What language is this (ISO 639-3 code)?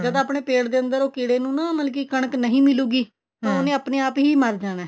pan